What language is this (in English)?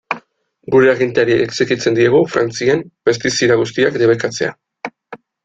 Basque